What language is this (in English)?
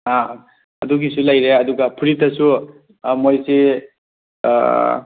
Manipuri